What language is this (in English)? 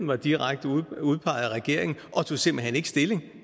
Danish